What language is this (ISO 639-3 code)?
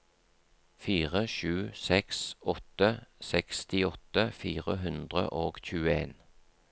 nor